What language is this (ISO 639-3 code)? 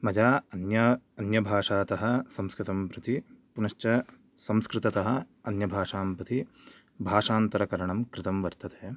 san